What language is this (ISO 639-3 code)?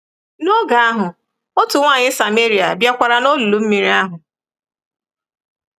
ibo